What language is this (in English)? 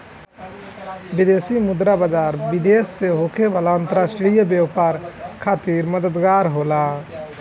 Bhojpuri